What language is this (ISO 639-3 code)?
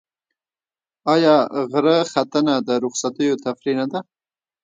pus